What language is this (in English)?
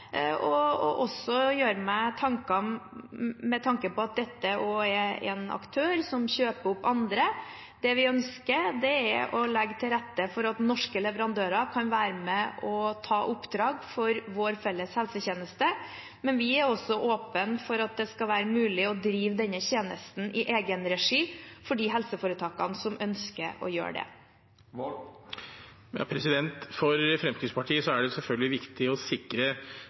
Norwegian Bokmål